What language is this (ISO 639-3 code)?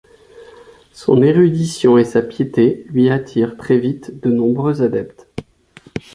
fra